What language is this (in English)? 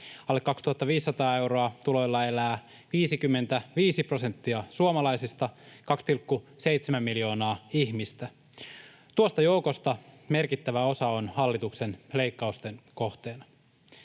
Finnish